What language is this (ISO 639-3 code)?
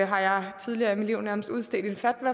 dan